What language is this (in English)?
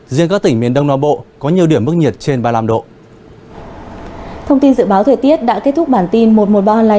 Vietnamese